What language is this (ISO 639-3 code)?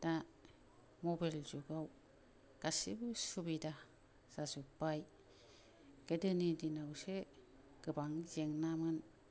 brx